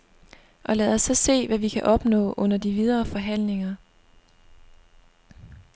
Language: Danish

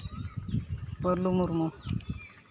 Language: Santali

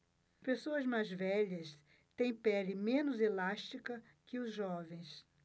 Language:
Portuguese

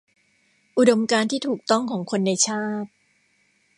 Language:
Thai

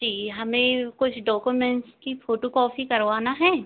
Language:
Hindi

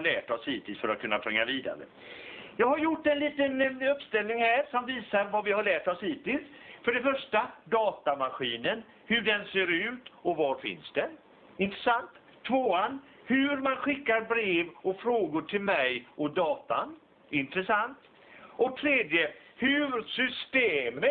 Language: Swedish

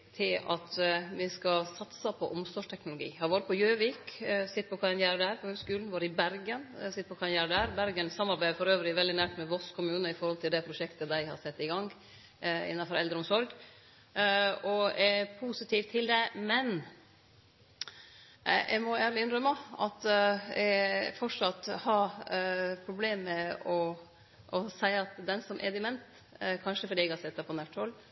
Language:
Norwegian Nynorsk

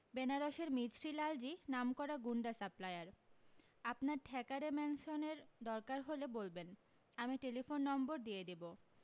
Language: Bangla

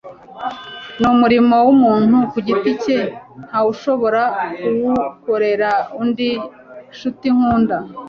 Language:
Kinyarwanda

